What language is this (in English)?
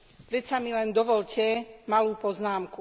Slovak